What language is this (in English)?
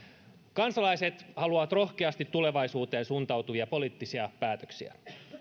Finnish